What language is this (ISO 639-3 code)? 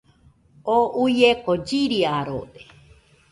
hux